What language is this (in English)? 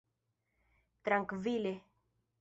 Esperanto